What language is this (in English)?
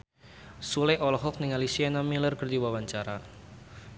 Sundanese